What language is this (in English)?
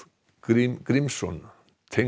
Icelandic